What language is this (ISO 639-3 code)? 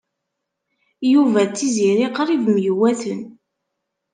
kab